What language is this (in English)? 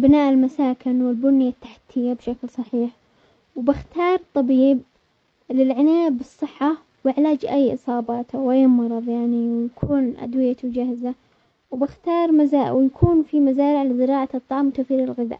Omani Arabic